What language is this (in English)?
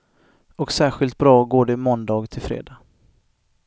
Swedish